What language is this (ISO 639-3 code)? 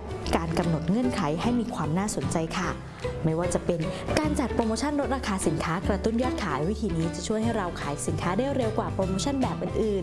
tha